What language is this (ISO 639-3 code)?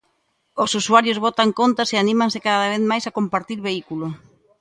glg